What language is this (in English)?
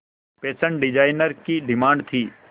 Hindi